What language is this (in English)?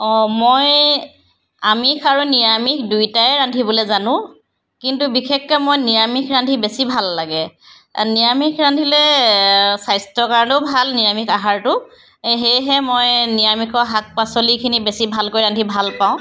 Assamese